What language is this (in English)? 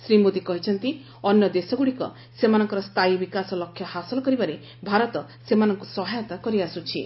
Odia